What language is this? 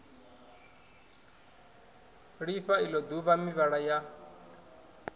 Venda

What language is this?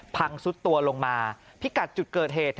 Thai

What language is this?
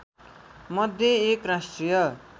Nepali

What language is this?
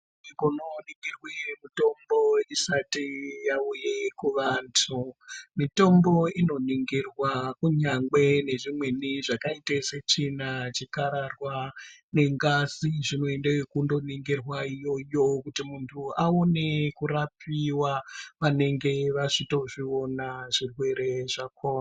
Ndau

